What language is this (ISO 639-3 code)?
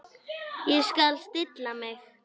isl